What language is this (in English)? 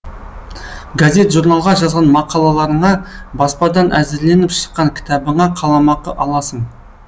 Kazakh